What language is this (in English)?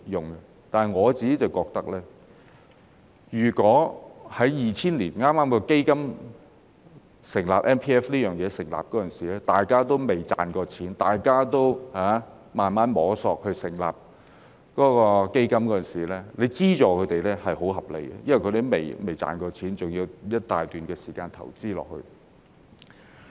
Cantonese